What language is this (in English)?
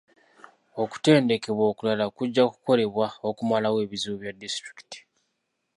Ganda